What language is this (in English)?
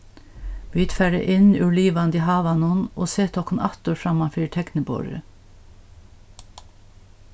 Faroese